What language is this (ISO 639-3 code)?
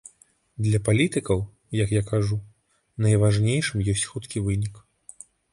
bel